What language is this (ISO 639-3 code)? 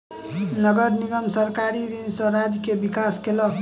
mai